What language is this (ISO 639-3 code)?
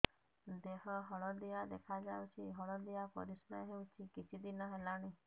ori